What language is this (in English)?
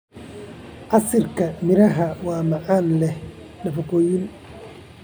Somali